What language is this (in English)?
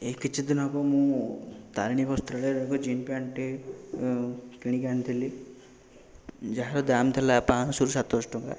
Odia